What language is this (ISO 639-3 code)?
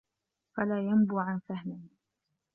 ara